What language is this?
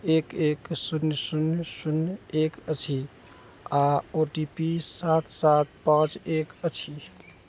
Maithili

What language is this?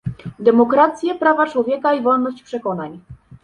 Polish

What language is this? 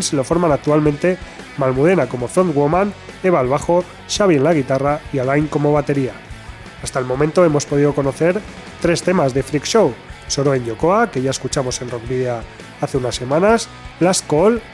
Spanish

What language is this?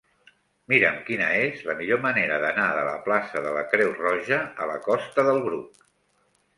Catalan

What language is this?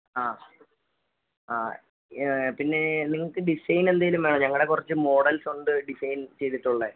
Malayalam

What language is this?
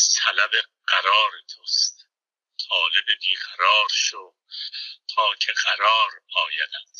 Persian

